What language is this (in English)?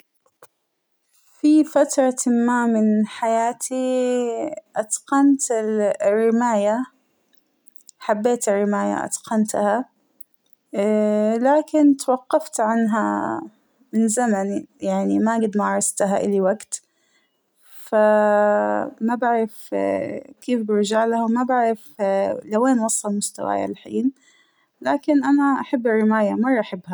Hijazi Arabic